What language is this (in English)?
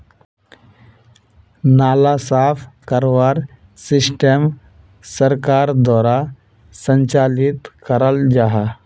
Magahi